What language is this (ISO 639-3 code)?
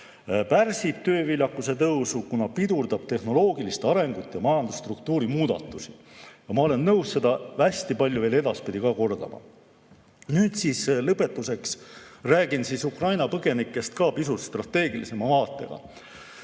est